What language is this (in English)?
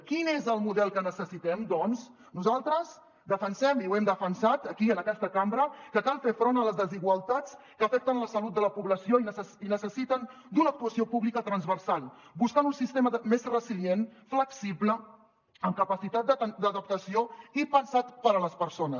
Catalan